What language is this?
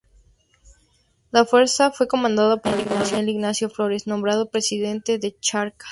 Spanish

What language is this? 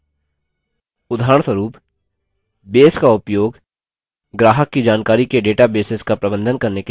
Hindi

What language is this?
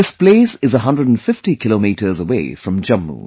English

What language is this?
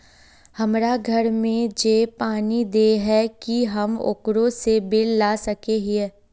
Magahi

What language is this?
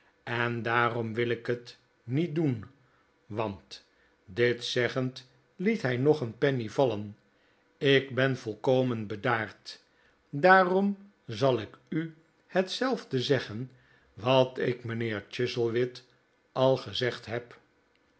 Dutch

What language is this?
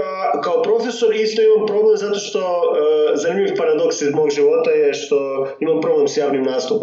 Croatian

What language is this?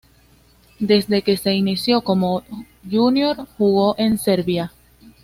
Spanish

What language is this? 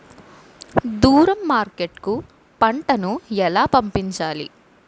Telugu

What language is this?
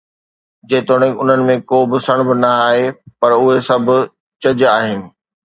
Sindhi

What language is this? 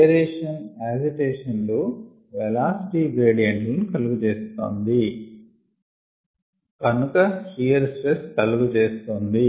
Telugu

